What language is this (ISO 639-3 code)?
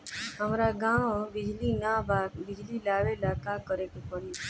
bho